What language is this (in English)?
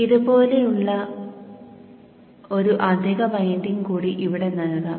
Malayalam